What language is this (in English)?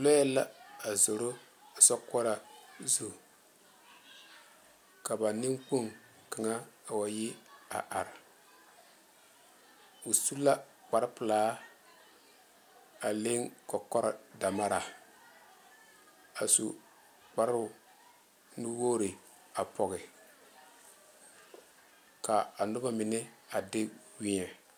Southern Dagaare